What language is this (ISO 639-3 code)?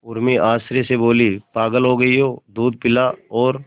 hin